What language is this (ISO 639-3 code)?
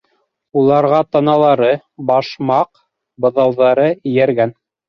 bak